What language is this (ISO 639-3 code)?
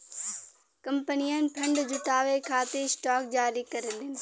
bho